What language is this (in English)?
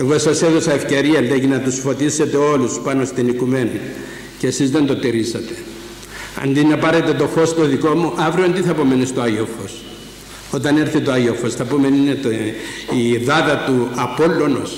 Greek